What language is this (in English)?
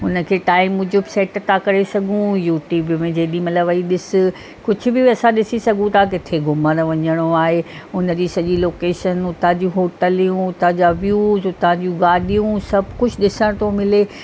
Sindhi